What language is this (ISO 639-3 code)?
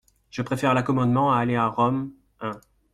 fra